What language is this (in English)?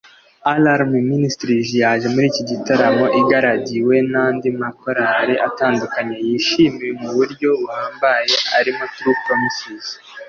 Kinyarwanda